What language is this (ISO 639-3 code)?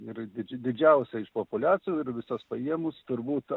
lit